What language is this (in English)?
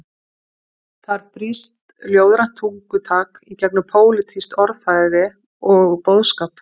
Icelandic